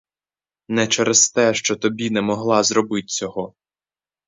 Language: Ukrainian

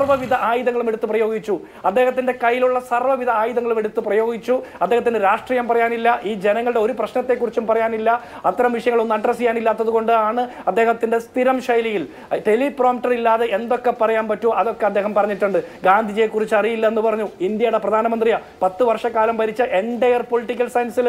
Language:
Malayalam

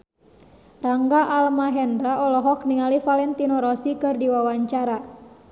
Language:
Sundanese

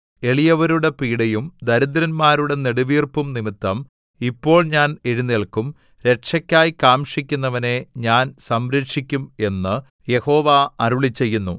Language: Malayalam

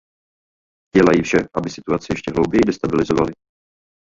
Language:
Czech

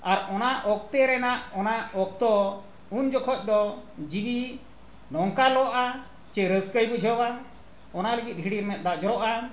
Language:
Santali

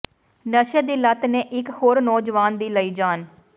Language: Punjabi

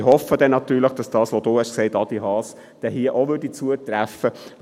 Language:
Swiss German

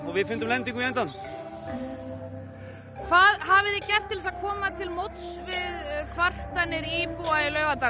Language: Icelandic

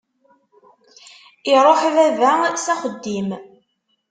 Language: Kabyle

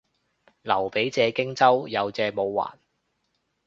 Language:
Cantonese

